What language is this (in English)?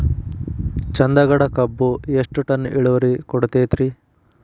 Kannada